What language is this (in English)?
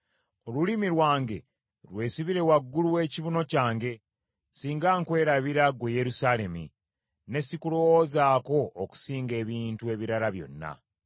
Ganda